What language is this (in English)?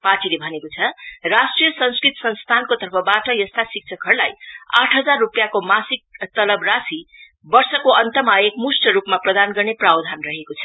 Nepali